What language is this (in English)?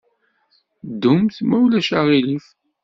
Kabyle